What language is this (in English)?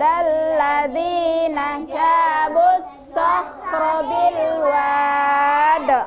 Indonesian